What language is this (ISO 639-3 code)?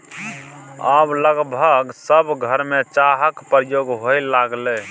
mai